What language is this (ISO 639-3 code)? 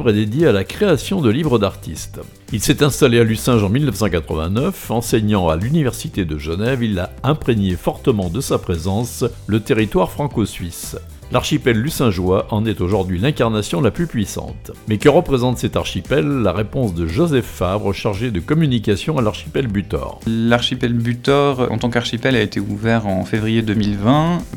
fra